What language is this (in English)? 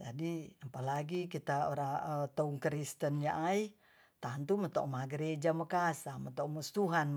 Tonsea